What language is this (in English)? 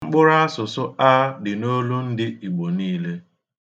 Igbo